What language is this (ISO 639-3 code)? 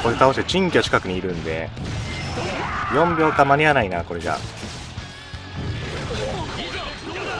jpn